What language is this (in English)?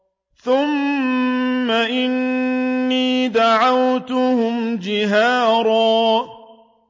Arabic